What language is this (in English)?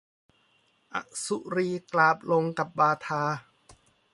Thai